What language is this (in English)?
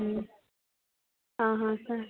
Odia